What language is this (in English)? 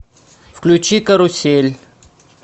Russian